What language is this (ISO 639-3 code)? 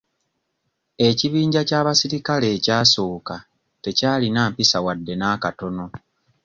lug